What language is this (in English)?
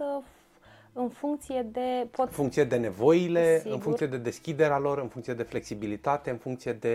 Romanian